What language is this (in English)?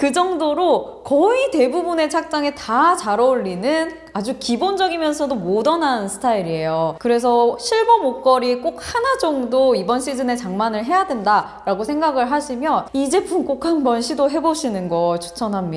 Korean